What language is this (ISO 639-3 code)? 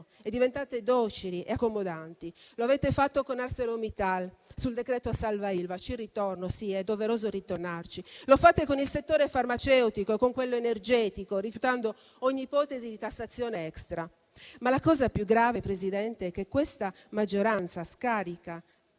ita